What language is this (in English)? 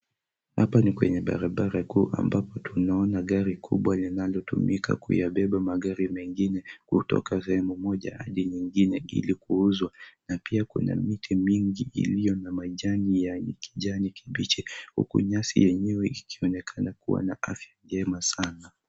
Swahili